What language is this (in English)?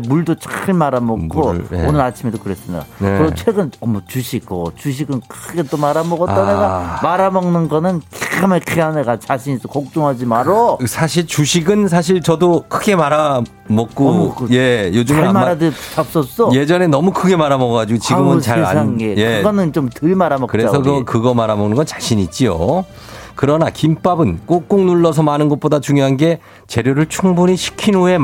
Korean